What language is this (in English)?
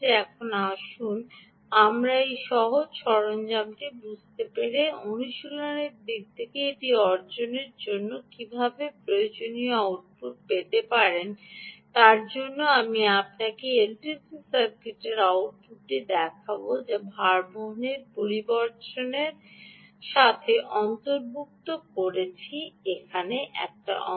Bangla